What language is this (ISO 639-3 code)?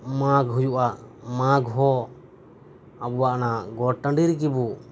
sat